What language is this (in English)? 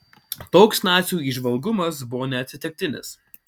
Lithuanian